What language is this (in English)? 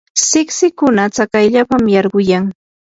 Yanahuanca Pasco Quechua